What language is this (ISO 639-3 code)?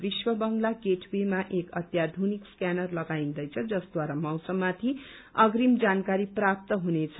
nep